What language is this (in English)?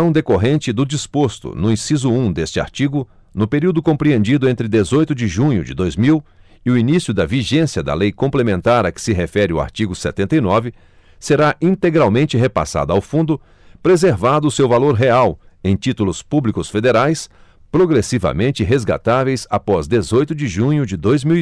Portuguese